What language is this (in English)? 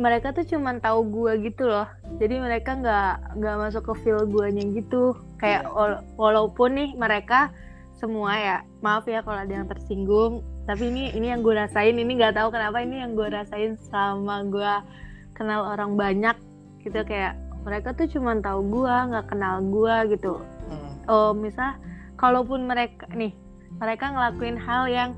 Indonesian